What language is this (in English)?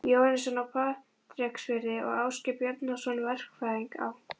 Icelandic